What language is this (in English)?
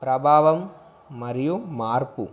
Telugu